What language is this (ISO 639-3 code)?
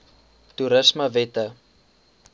afr